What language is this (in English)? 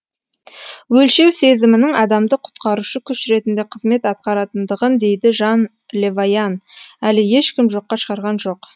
Kazakh